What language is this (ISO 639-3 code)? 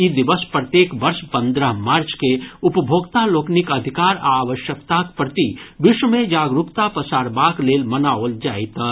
mai